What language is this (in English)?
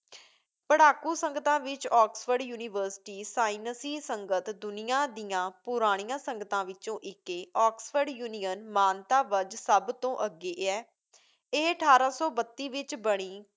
Punjabi